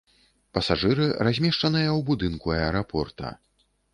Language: Belarusian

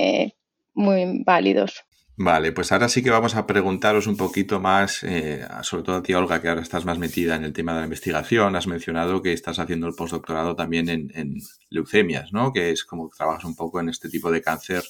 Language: Spanish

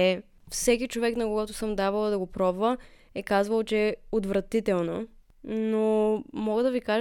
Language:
Bulgarian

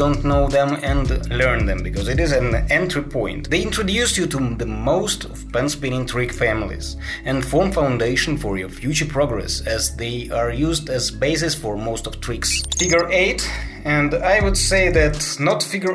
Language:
English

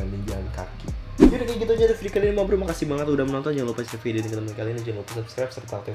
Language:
Indonesian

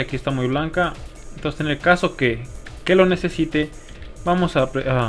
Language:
Spanish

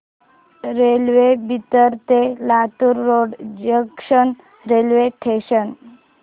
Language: Marathi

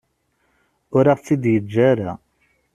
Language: Kabyle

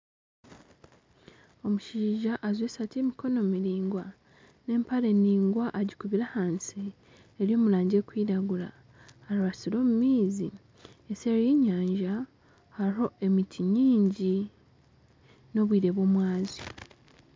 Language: Nyankole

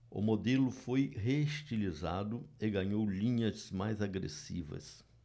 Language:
Portuguese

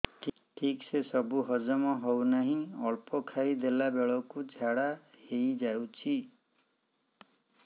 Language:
Odia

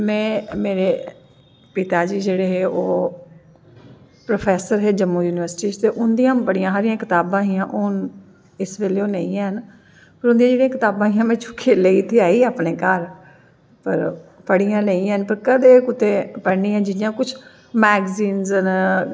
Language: Dogri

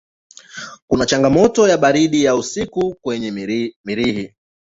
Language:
Swahili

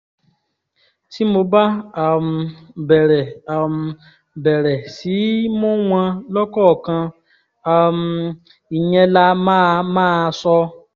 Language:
Yoruba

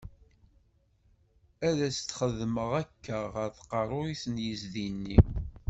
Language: Kabyle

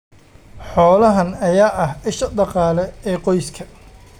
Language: Somali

